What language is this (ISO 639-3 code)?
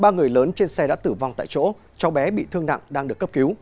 vie